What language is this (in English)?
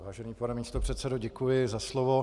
Czech